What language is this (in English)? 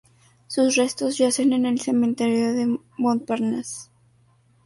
Spanish